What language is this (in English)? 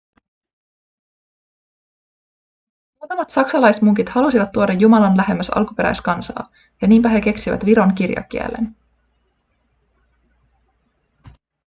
Finnish